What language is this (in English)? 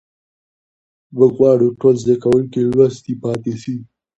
Pashto